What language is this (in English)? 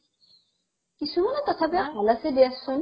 Assamese